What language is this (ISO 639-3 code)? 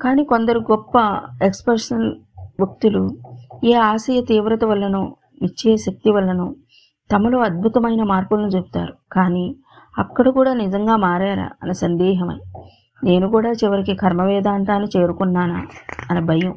tel